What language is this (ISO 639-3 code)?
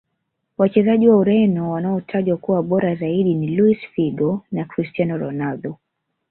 swa